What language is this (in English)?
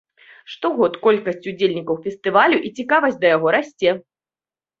Belarusian